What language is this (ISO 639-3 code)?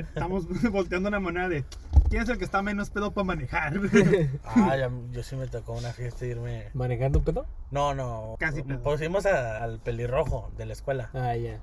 spa